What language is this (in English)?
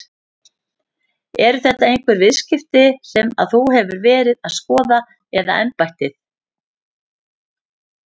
Icelandic